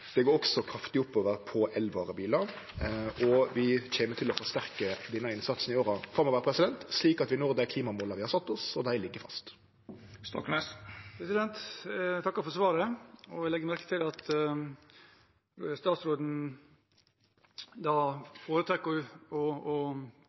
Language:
Norwegian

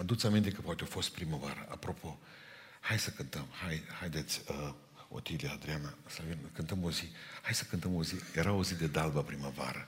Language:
Romanian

